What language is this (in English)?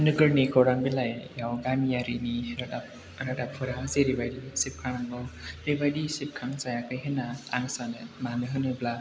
Bodo